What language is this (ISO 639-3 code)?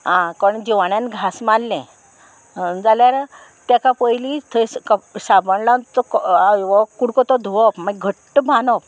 kok